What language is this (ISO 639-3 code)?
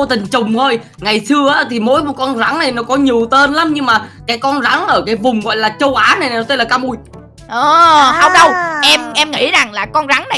vie